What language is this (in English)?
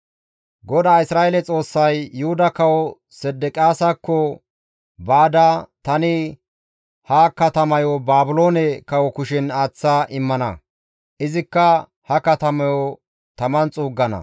Gamo